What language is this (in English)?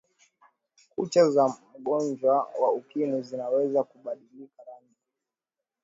Swahili